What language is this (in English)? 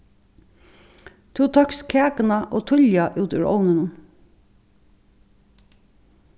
Faroese